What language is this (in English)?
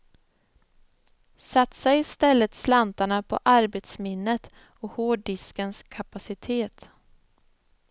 Swedish